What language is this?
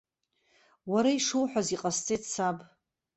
Abkhazian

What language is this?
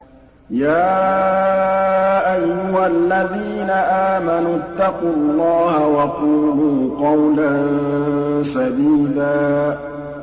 Arabic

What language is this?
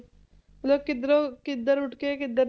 Punjabi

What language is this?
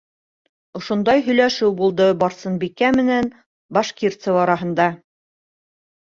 Bashkir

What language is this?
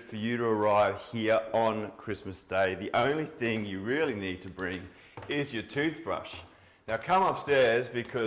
English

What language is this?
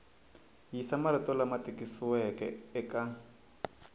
Tsonga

